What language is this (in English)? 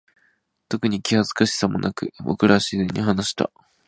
Japanese